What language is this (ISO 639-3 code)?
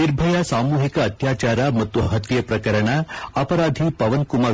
kan